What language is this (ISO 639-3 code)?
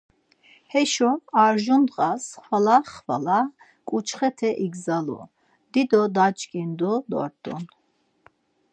lzz